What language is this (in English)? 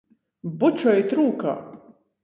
Latgalian